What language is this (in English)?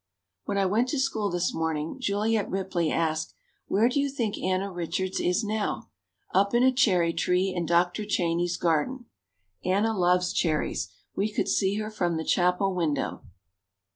English